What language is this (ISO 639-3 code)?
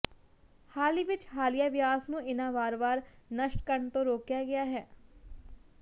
pan